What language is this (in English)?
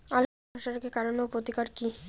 Bangla